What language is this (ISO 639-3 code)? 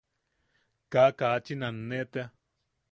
yaq